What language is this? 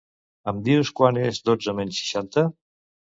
Catalan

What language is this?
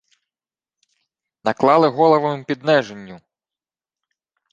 Ukrainian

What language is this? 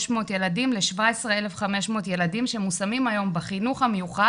Hebrew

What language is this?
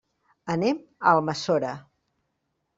Catalan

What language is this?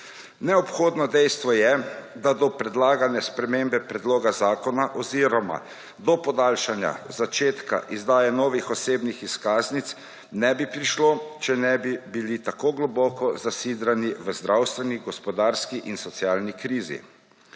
Slovenian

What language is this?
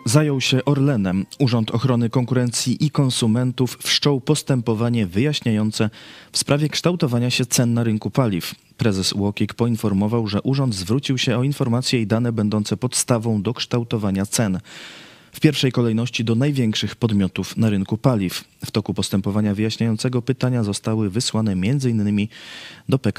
Polish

